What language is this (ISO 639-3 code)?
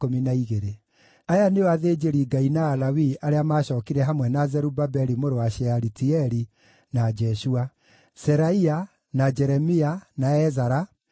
kik